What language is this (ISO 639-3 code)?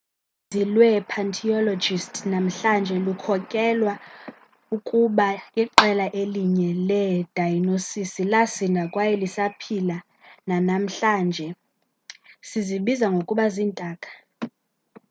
xho